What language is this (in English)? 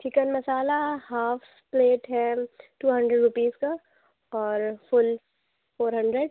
Urdu